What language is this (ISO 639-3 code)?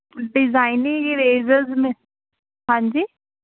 pan